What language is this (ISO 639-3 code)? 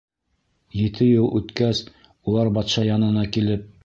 bak